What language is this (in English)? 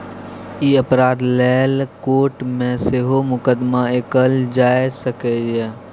Maithili